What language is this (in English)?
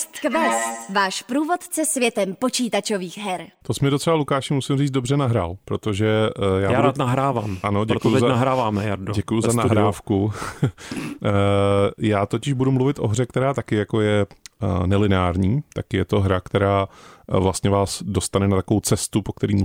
Czech